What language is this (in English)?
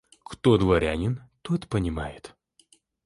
Russian